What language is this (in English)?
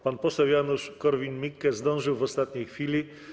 Polish